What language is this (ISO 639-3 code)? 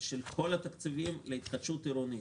heb